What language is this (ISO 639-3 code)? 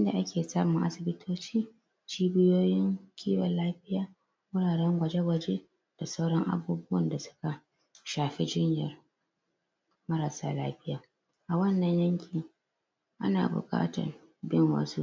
hau